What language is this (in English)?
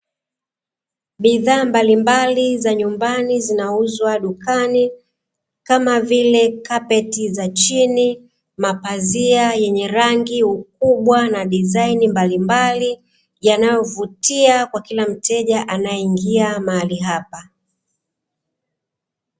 Swahili